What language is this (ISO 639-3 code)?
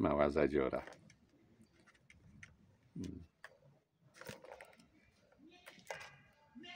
pol